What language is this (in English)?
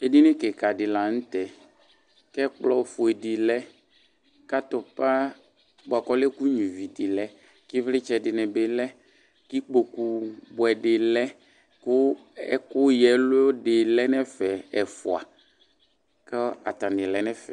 Ikposo